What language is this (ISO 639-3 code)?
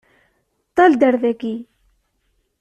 kab